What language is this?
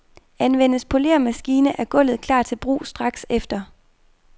Danish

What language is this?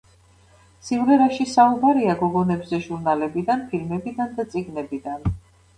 Georgian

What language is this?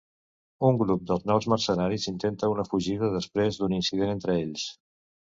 Catalan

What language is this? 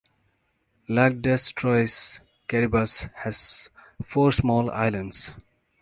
English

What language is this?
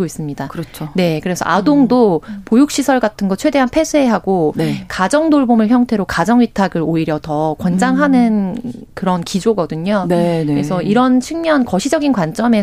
Korean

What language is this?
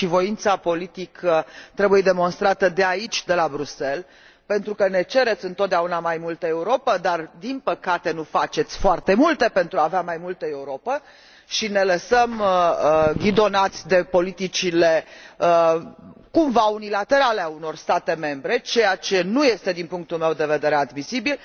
Romanian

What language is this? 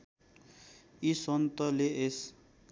Nepali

